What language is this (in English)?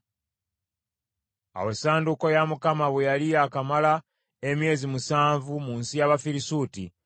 Ganda